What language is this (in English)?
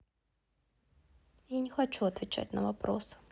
Russian